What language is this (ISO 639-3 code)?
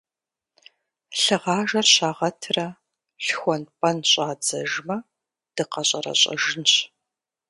kbd